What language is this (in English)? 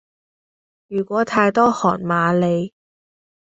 Cantonese